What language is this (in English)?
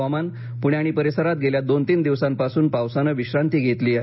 Marathi